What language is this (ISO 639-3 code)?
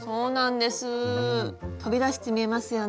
jpn